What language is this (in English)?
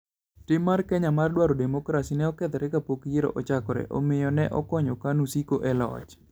Luo (Kenya and Tanzania)